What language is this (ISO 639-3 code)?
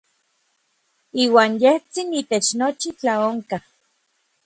nlv